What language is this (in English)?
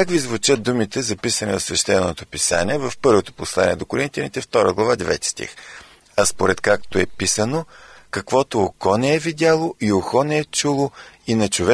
Bulgarian